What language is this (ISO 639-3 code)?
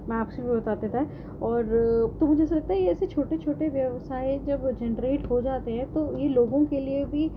urd